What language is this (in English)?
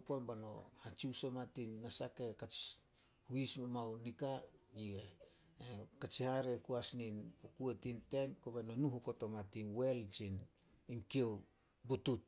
Solos